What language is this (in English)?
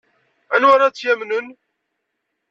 Kabyle